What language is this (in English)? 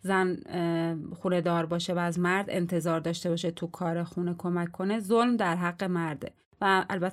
Persian